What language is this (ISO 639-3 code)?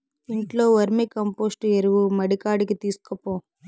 tel